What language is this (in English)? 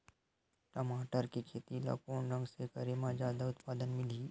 Chhattisgarhi